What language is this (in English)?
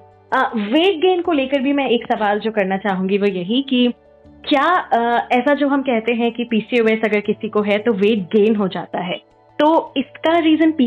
Hindi